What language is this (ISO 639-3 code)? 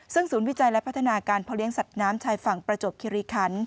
tha